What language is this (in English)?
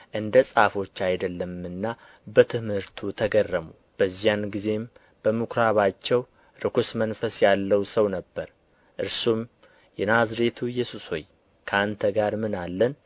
Amharic